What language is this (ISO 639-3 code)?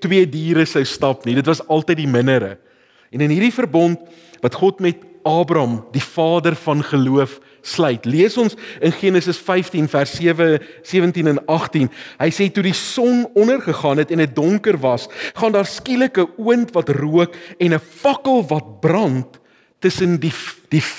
nld